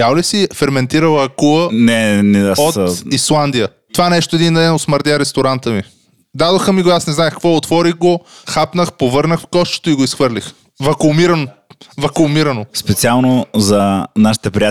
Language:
Bulgarian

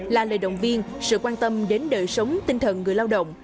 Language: Vietnamese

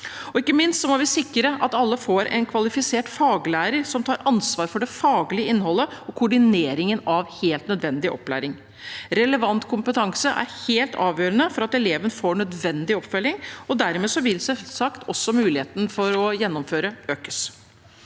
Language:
Norwegian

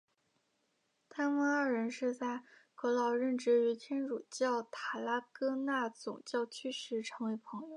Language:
Chinese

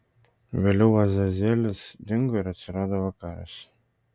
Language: Lithuanian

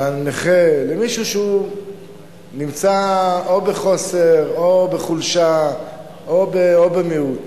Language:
Hebrew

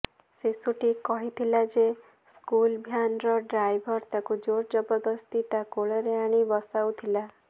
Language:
Odia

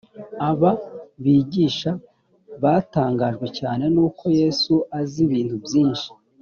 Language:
Kinyarwanda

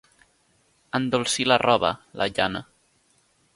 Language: Catalan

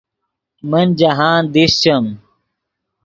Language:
Yidgha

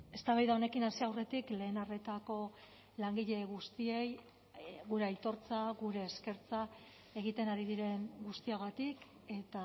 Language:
Basque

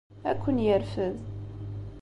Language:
Kabyle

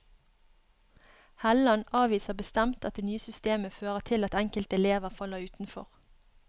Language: Norwegian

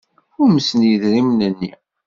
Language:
Kabyle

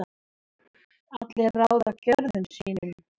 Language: Icelandic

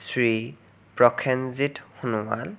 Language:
Assamese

